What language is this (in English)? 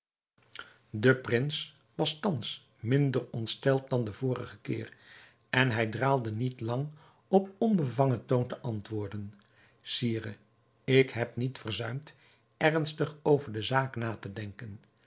Dutch